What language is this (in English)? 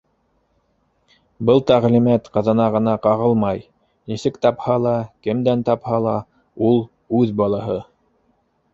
Bashkir